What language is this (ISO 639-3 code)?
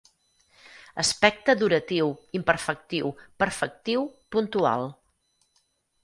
cat